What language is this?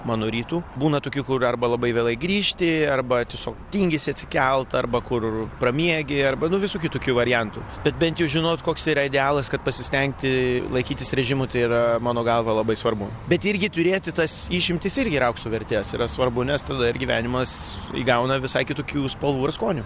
Lithuanian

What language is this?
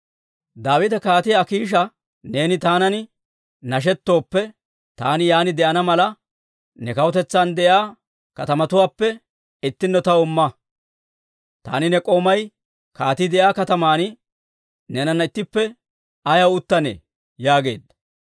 Dawro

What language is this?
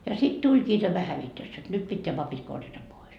Finnish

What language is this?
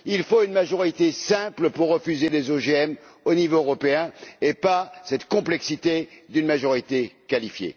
French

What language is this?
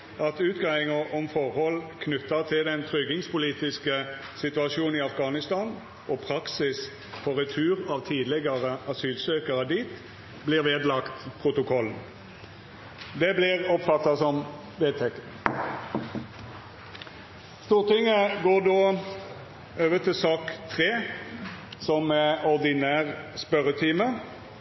Norwegian Nynorsk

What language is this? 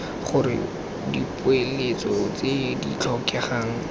Tswana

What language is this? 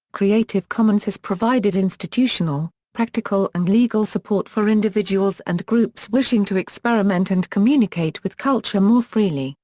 English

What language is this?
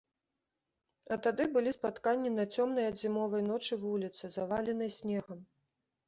Belarusian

